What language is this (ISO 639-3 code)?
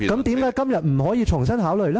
yue